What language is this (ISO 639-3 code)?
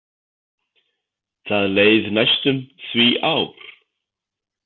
isl